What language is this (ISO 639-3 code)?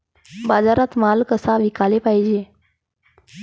mar